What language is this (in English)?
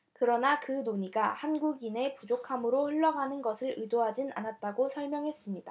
Korean